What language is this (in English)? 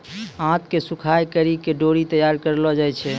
Maithili